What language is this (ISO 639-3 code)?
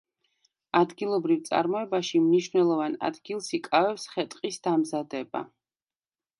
kat